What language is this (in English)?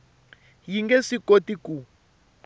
Tsonga